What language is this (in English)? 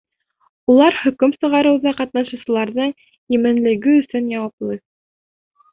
Bashkir